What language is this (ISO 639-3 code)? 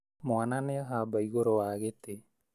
kik